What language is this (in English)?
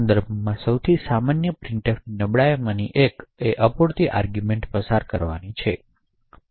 Gujarati